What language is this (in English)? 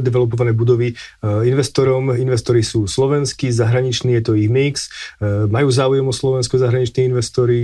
Slovak